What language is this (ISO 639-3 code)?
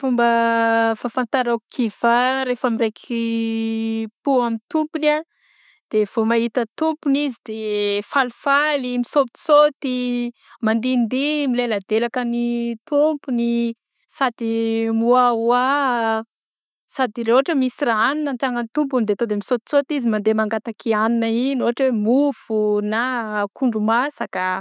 bzc